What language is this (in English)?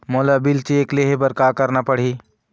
Chhattisgarhi